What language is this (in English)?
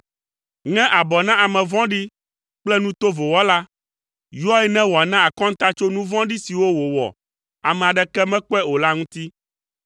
Ewe